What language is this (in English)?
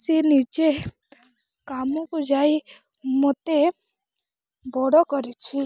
Odia